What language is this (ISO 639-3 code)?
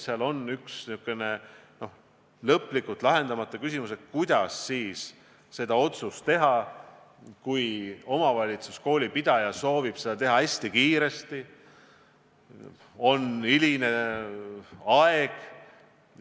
est